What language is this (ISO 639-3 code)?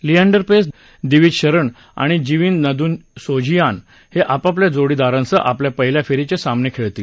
mar